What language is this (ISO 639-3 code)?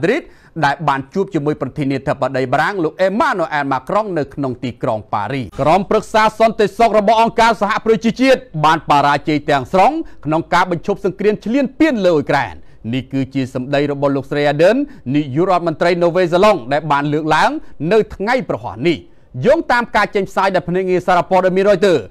tha